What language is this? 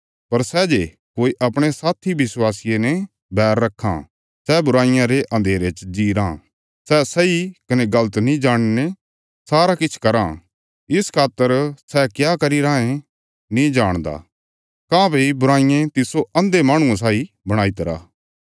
Bilaspuri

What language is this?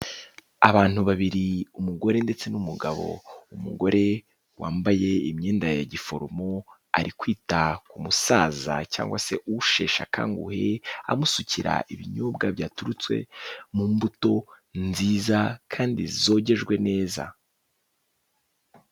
Kinyarwanda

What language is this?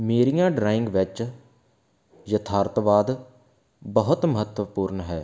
Punjabi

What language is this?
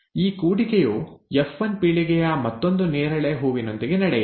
Kannada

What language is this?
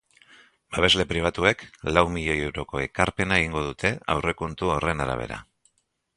Basque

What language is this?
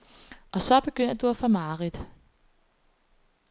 Danish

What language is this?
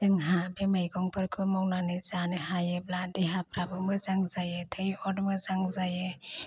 Bodo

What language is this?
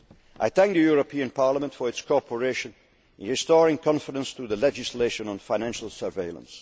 English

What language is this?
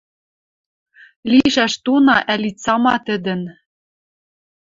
Western Mari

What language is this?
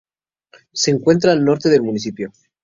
Spanish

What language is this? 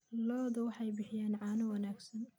Somali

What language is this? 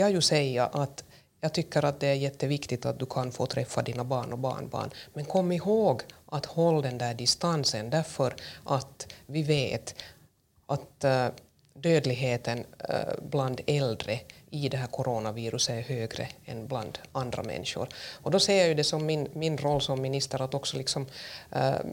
Swedish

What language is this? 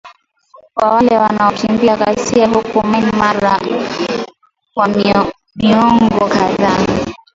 Swahili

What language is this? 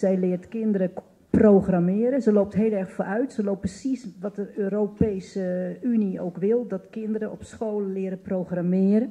Dutch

